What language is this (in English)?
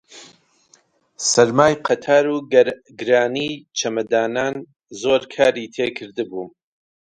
Central Kurdish